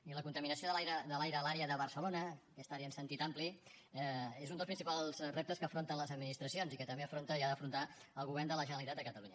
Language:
Catalan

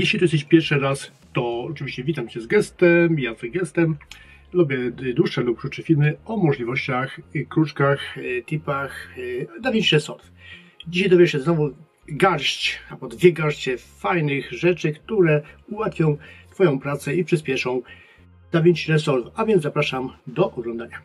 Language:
Polish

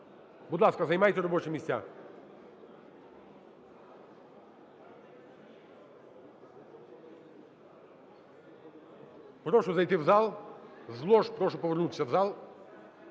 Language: Ukrainian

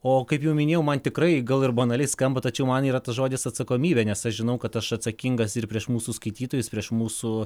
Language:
Lithuanian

